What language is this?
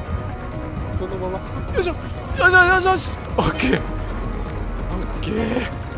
Japanese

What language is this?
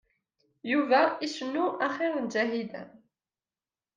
Kabyle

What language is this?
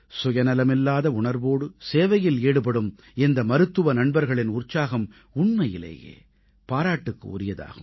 Tamil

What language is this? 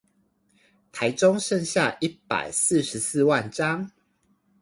Chinese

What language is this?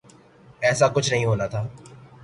Urdu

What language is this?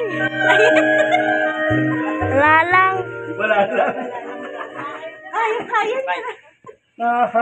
Arabic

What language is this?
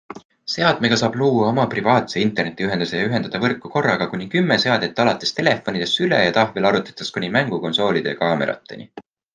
Estonian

